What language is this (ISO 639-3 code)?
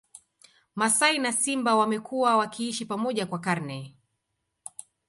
swa